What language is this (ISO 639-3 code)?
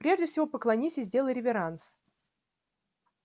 rus